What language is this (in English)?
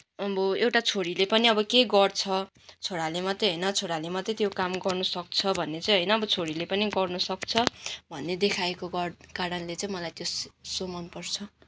Nepali